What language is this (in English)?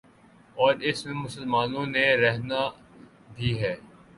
Urdu